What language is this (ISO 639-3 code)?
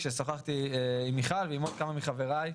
heb